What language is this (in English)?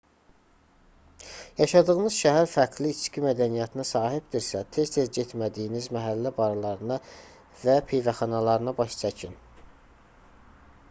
Azerbaijani